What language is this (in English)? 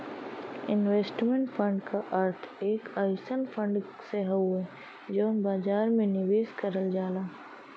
Bhojpuri